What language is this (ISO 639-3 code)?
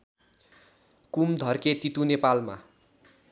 nep